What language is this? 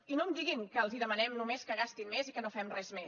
Catalan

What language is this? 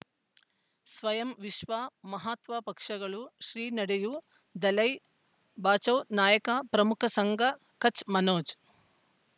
Kannada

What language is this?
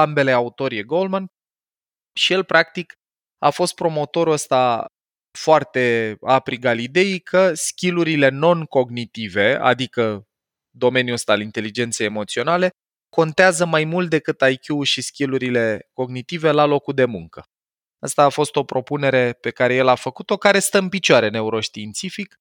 Romanian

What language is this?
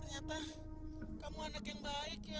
Indonesian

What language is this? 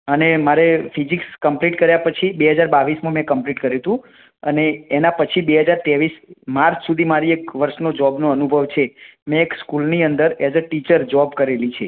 Gujarati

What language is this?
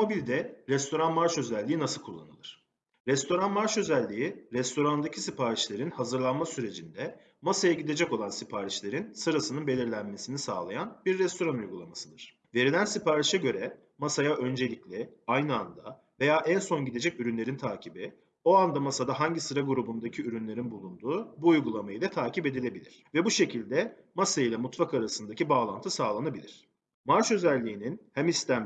Turkish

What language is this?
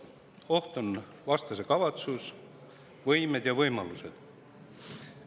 Estonian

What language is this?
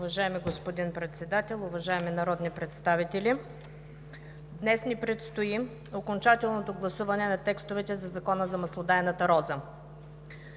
Bulgarian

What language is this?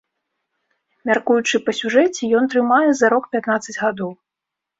Belarusian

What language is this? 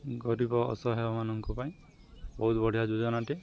Odia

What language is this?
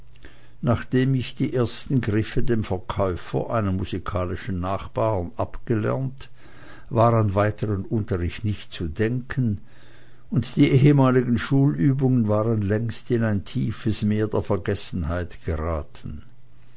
German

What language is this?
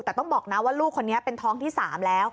Thai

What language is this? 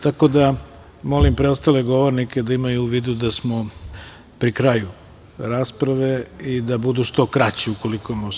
Serbian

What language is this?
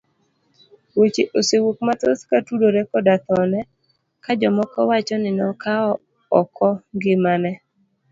Luo (Kenya and Tanzania)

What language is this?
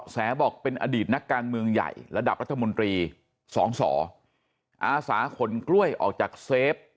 Thai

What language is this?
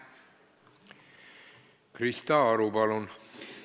Estonian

